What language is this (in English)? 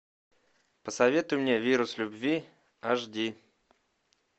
Russian